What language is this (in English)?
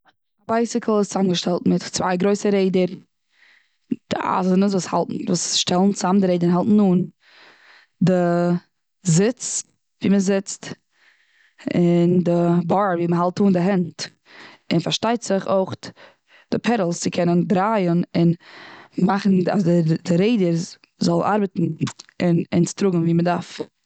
Yiddish